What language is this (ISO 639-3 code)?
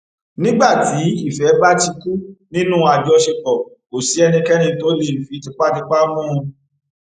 yor